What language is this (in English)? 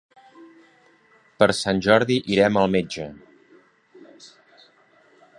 Catalan